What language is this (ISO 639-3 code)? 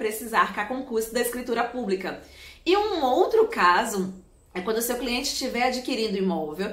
por